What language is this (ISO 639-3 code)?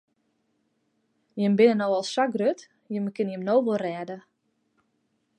fry